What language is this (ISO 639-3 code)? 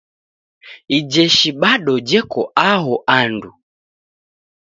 dav